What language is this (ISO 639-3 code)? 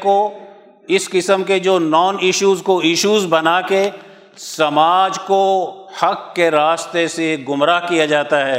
urd